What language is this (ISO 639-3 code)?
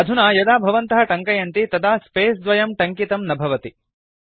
san